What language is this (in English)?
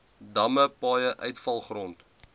Afrikaans